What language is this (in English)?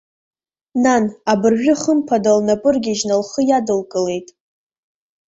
Abkhazian